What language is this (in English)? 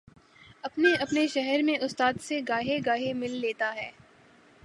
Urdu